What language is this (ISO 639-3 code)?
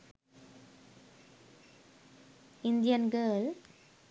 sin